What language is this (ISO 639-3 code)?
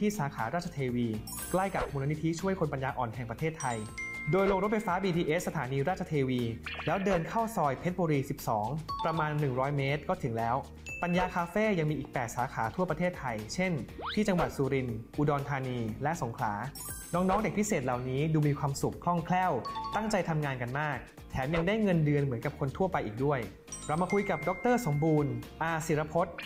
tha